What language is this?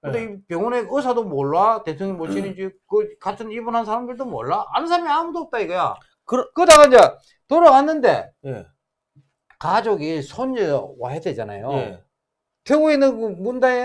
Korean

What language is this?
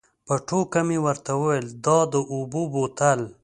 Pashto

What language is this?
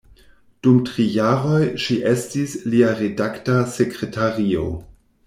Esperanto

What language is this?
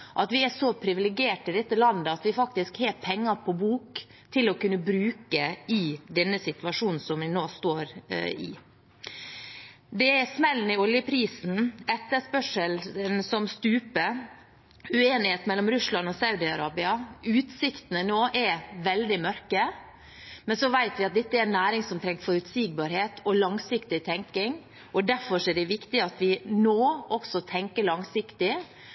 Norwegian Bokmål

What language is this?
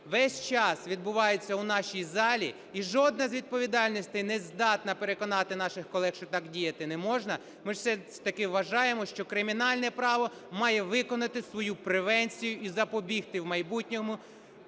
Ukrainian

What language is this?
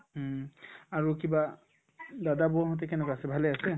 Assamese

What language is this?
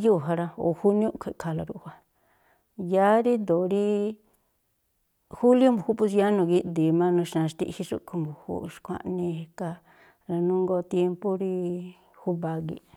Tlacoapa Me'phaa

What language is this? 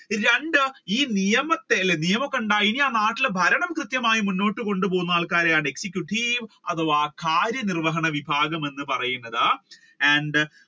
Malayalam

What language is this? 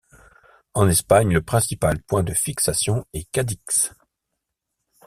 French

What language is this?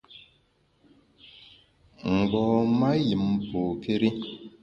Bamun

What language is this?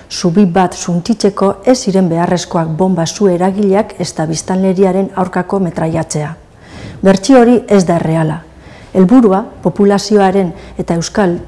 Basque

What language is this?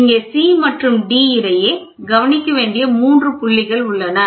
Tamil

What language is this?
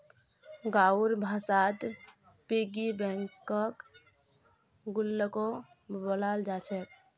Magahi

